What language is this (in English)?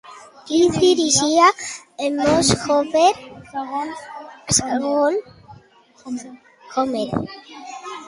Catalan